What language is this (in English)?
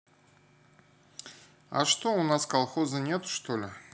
Russian